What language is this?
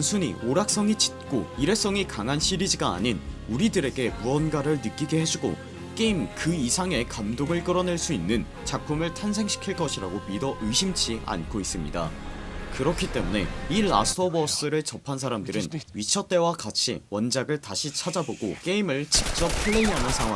Korean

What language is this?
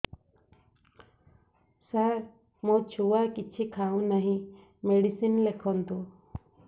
Odia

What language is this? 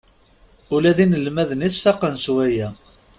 Kabyle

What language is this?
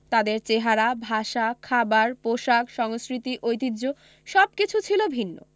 Bangla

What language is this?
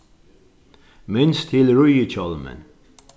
Faroese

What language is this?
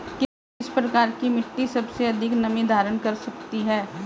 Hindi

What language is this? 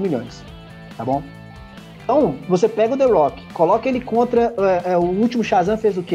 Portuguese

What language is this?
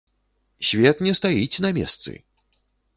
Belarusian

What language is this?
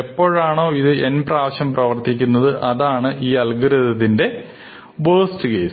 Malayalam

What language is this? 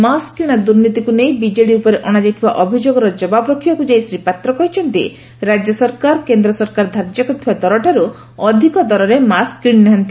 Odia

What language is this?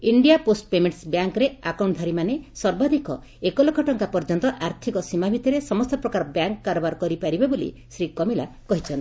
Odia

